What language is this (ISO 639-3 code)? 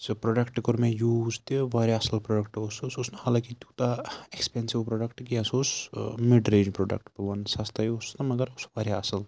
kas